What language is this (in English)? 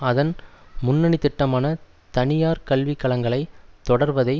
Tamil